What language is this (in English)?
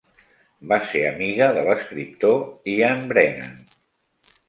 Catalan